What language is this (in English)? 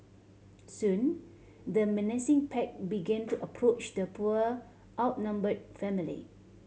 English